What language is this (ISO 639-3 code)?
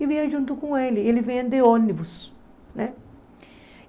por